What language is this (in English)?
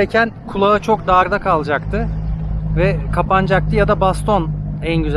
Turkish